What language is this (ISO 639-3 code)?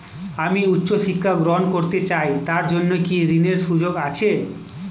ben